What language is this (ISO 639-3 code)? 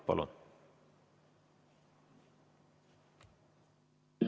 est